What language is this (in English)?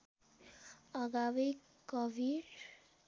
Nepali